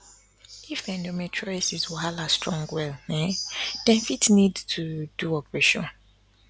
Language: Nigerian Pidgin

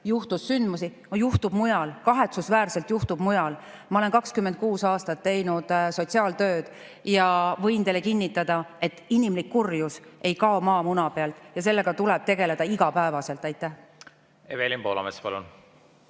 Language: Estonian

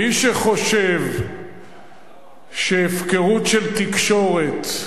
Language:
Hebrew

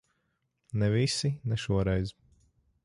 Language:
Latvian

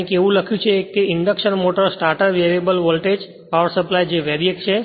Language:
Gujarati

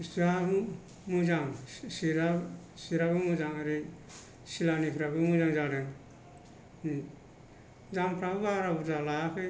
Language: Bodo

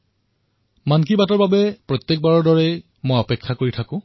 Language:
Assamese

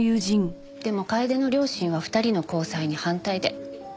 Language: Japanese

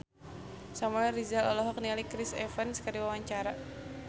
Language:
Sundanese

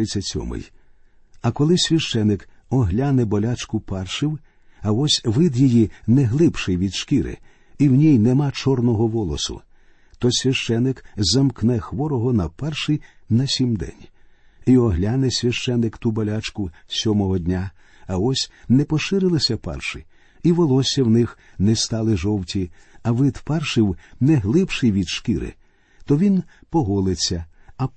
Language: Ukrainian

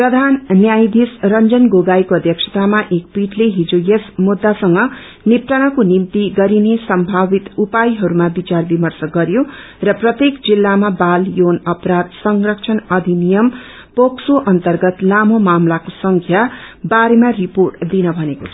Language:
Nepali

